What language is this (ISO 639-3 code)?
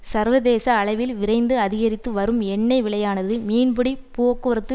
tam